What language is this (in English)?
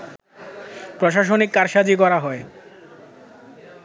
Bangla